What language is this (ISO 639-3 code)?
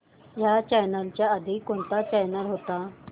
mar